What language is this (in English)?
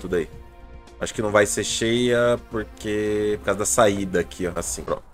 Portuguese